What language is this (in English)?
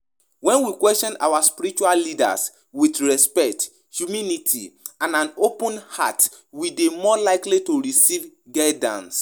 Nigerian Pidgin